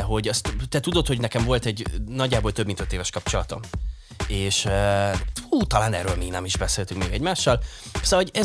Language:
Hungarian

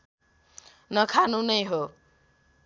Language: Nepali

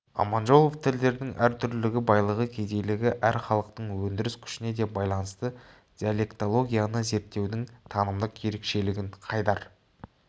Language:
Kazakh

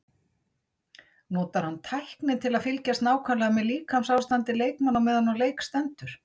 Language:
Icelandic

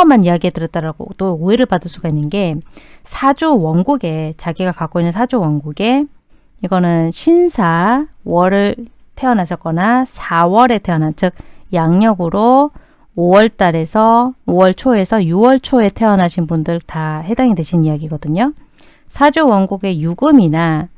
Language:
Korean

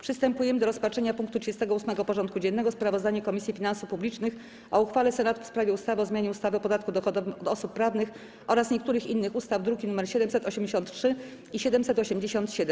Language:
Polish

